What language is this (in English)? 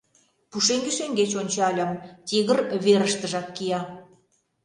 Mari